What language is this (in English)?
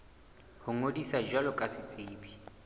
Southern Sotho